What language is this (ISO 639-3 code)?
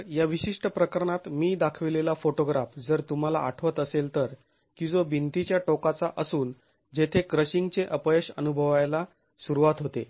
mar